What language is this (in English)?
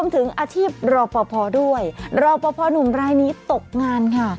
Thai